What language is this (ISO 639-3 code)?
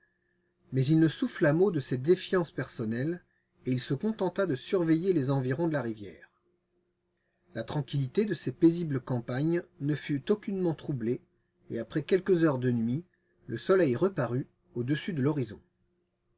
fra